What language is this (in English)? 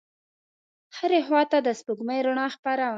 Pashto